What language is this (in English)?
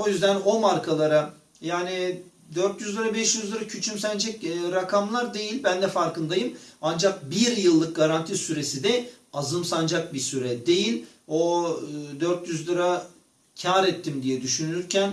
Turkish